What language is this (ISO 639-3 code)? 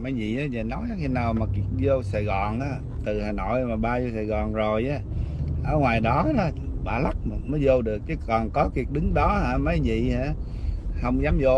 vie